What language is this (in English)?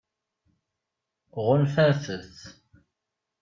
Kabyle